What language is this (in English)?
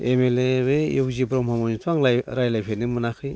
Bodo